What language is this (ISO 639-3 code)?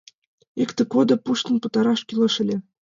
chm